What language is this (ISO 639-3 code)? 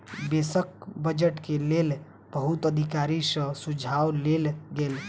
mai